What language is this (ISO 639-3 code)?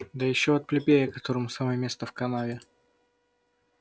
rus